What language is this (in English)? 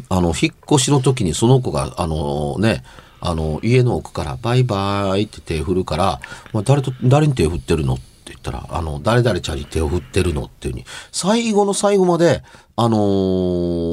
Japanese